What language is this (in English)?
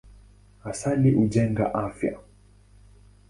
Swahili